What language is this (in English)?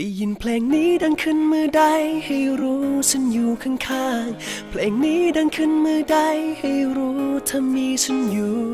Thai